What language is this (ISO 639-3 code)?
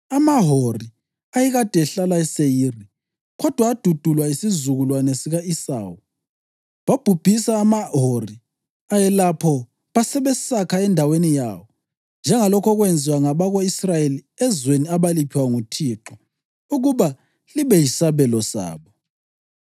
nde